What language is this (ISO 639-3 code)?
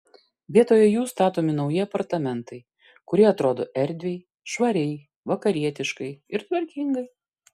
lit